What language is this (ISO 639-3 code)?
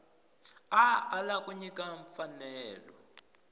tso